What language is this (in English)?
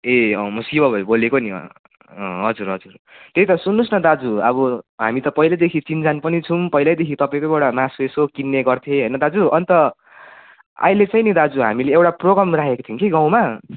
Nepali